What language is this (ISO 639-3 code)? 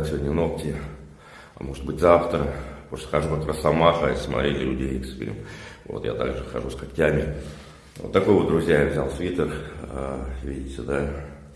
rus